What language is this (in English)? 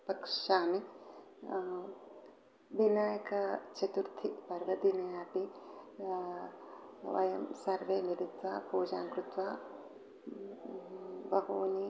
Sanskrit